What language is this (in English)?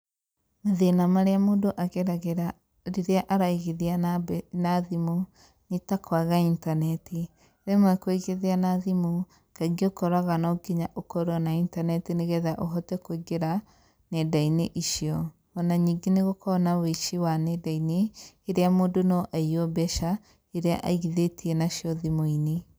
Kikuyu